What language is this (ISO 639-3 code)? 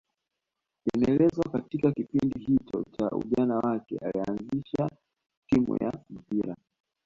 swa